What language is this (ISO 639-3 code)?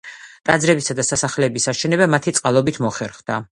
kat